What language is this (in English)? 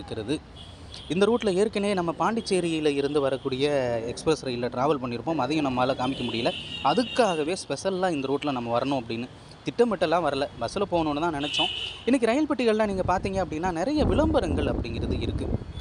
Tamil